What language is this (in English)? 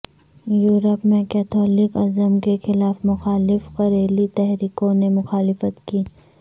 Urdu